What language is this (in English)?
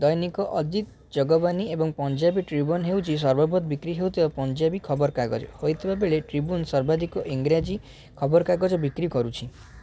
Odia